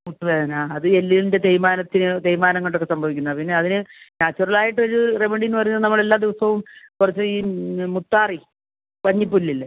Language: Malayalam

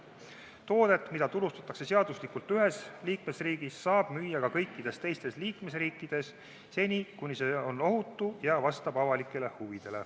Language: Estonian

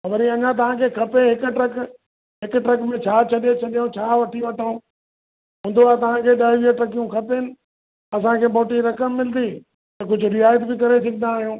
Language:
Sindhi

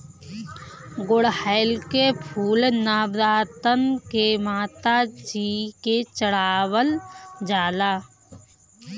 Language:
Bhojpuri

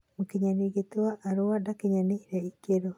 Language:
Kikuyu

